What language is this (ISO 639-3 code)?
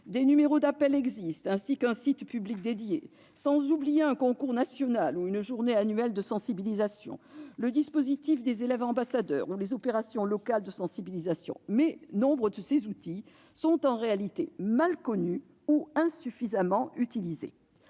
fra